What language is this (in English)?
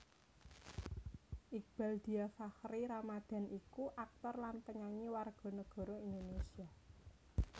Javanese